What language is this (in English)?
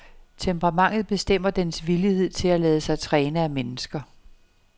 Danish